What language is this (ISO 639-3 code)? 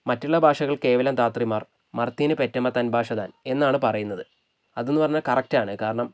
mal